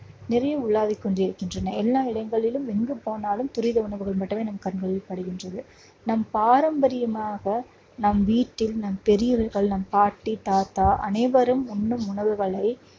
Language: Tamil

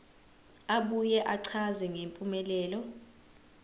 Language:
Zulu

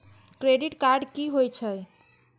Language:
Maithili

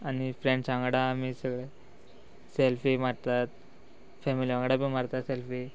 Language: Konkani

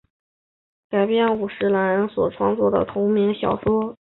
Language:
Chinese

